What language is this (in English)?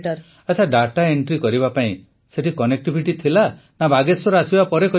Odia